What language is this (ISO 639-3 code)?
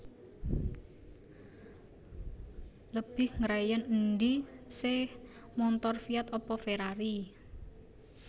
jav